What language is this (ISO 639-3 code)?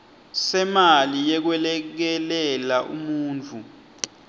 ssw